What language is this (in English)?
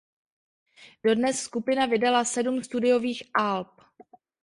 Czech